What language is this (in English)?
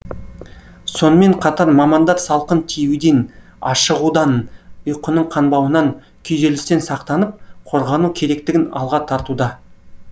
Kazakh